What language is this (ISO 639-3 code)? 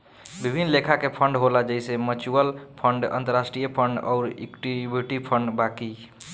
bho